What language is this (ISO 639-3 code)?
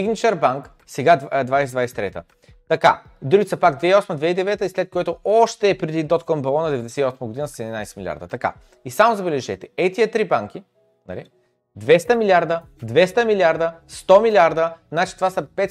bul